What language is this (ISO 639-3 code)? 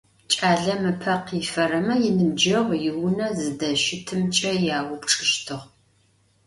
ady